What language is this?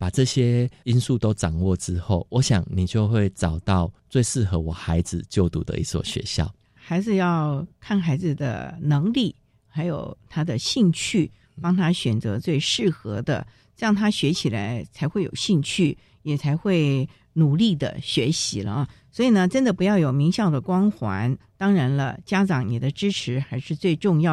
Chinese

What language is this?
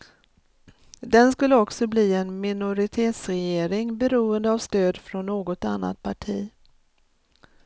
Swedish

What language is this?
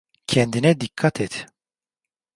Turkish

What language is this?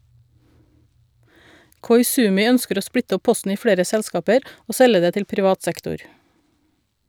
Norwegian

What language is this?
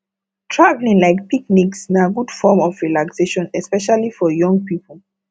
Nigerian Pidgin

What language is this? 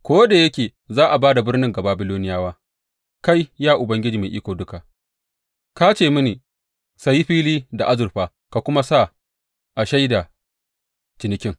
Hausa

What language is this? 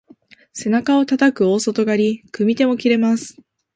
Japanese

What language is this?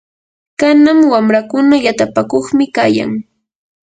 Yanahuanca Pasco Quechua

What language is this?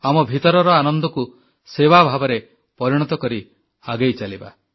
Odia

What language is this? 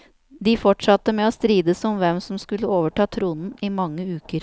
Norwegian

